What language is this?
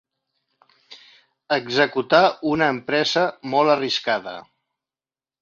Catalan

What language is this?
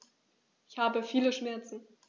German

